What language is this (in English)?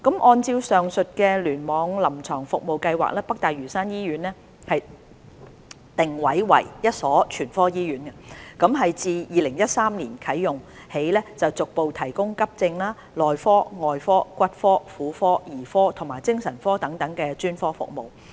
Cantonese